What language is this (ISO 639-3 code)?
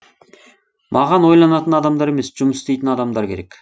kaz